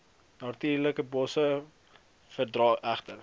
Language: Afrikaans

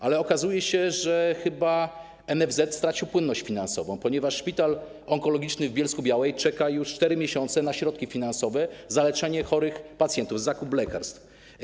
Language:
Polish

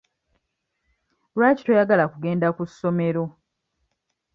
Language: Ganda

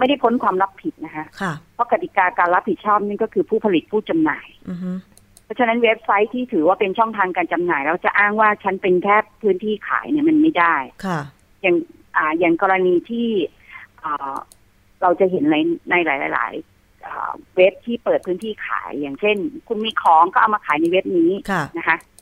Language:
Thai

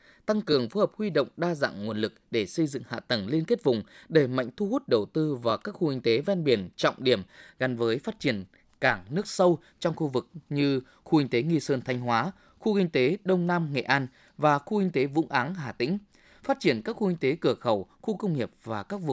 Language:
Vietnamese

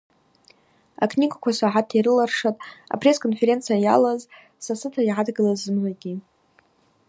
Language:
Abaza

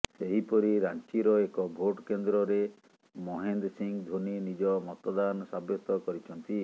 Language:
Odia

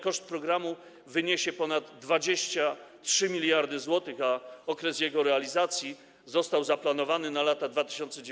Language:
Polish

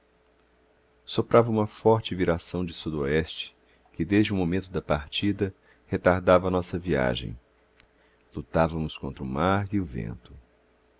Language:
Portuguese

